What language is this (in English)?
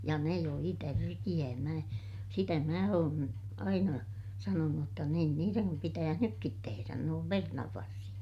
Finnish